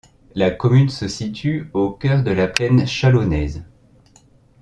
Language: French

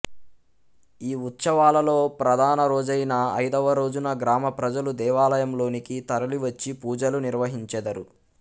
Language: Telugu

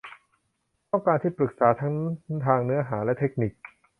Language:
Thai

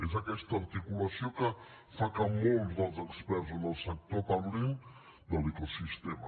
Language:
Catalan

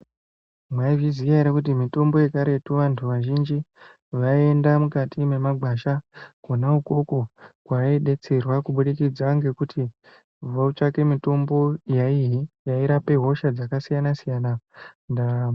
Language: Ndau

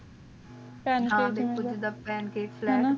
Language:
Punjabi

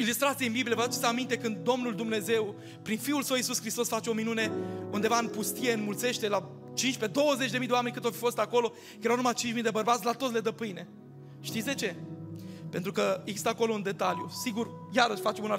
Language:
Romanian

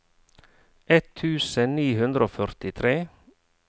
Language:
Norwegian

